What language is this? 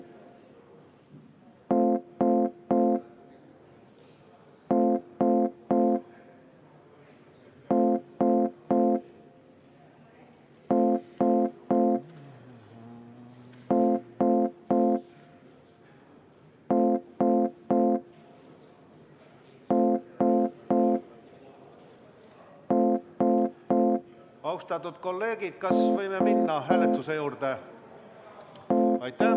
Estonian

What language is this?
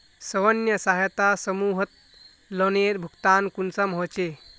Magahi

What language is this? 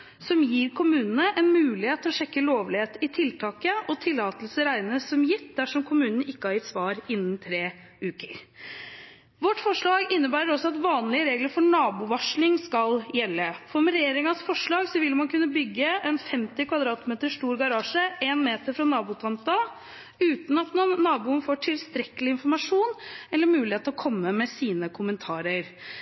Norwegian Bokmål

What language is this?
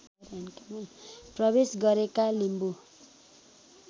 Nepali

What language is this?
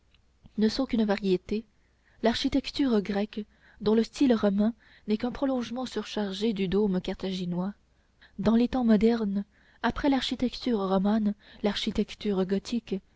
French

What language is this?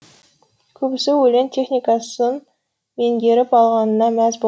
Kazakh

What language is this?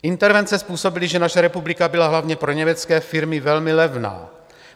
Czech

